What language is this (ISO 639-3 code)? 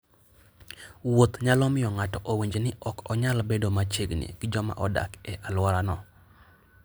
luo